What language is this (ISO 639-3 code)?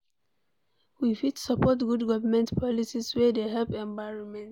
pcm